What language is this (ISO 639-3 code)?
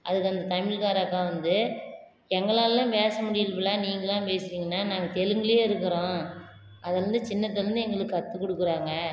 tam